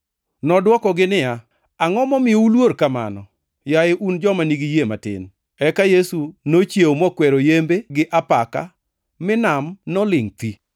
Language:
Luo (Kenya and Tanzania)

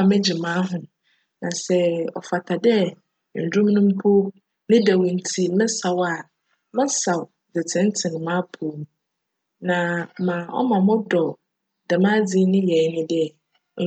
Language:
Akan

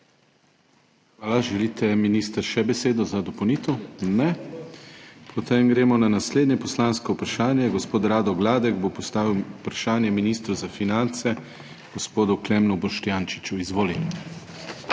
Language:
Slovenian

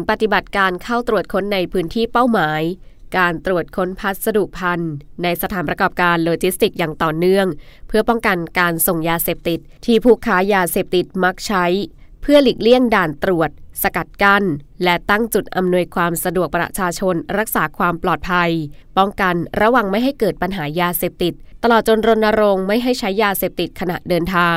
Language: Thai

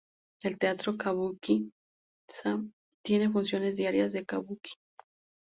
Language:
Spanish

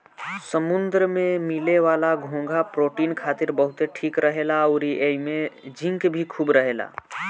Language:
Bhojpuri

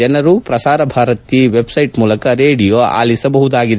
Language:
Kannada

